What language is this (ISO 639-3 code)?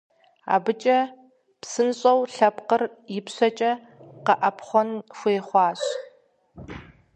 kbd